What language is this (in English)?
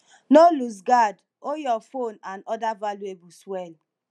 Nigerian Pidgin